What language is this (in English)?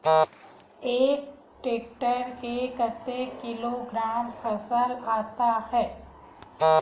Chhattisgarhi